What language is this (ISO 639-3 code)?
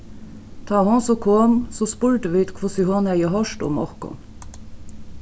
fao